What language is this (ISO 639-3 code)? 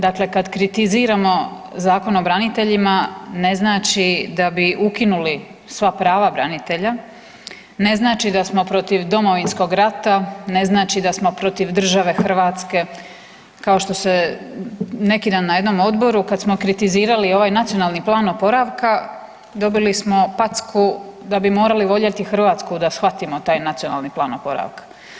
hrv